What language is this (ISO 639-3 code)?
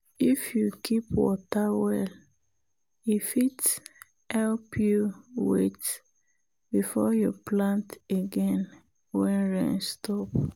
pcm